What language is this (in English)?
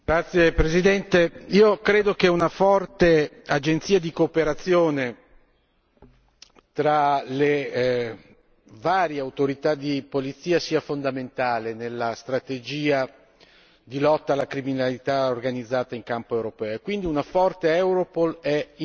Italian